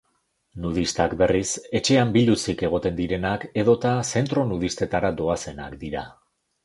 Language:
Basque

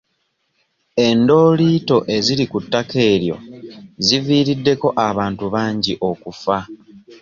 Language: Ganda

